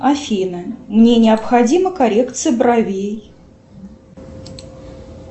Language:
Russian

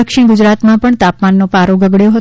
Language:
Gujarati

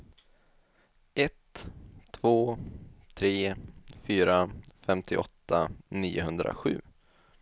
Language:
Swedish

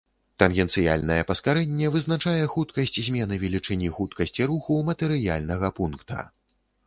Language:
Belarusian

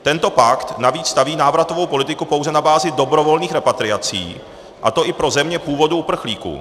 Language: Czech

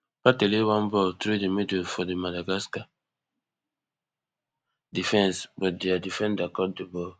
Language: Nigerian Pidgin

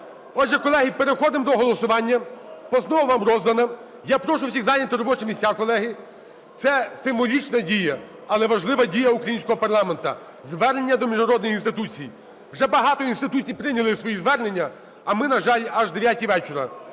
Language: Ukrainian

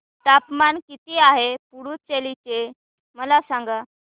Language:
Marathi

